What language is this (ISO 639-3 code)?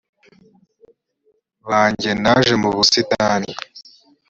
kin